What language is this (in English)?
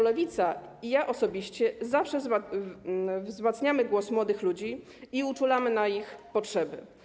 Polish